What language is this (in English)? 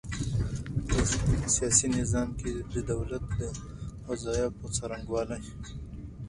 Pashto